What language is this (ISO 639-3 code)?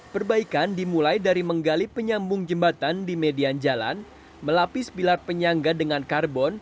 ind